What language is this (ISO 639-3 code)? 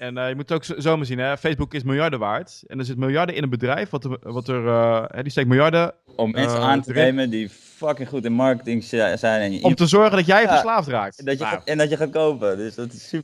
nld